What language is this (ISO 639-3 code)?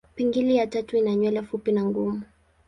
swa